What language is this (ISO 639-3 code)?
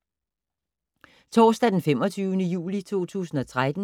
dan